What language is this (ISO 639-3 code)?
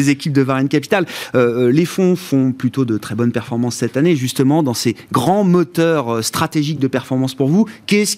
fra